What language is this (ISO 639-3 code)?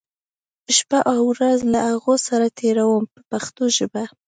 pus